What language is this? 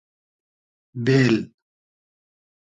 Hazaragi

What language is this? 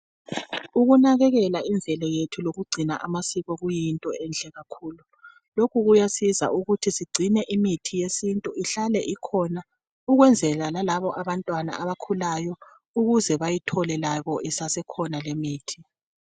North Ndebele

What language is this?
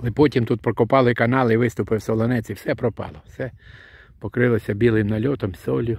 Ukrainian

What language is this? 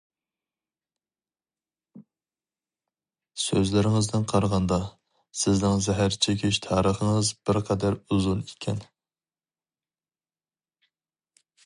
Uyghur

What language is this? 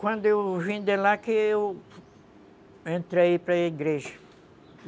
Portuguese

